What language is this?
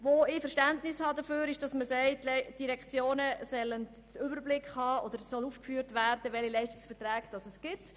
Swiss German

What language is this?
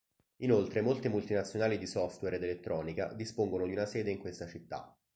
Italian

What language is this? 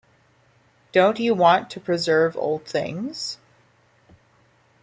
English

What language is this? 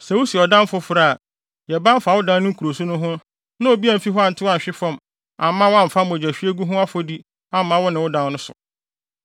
Akan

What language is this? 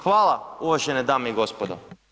Croatian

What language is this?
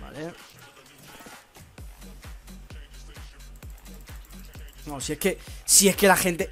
Spanish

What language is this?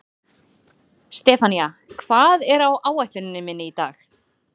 Icelandic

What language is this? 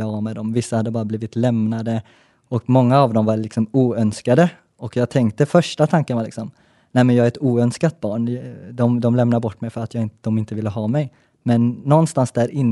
Swedish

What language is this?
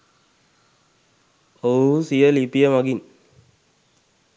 Sinhala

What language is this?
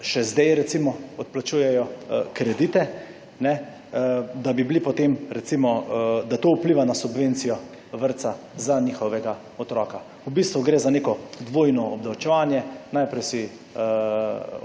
Slovenian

